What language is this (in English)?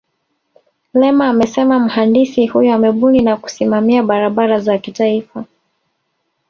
Swahili